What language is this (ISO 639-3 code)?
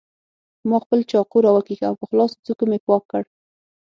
pus